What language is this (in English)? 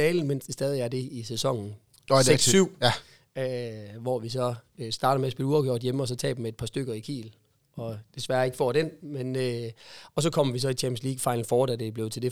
Danish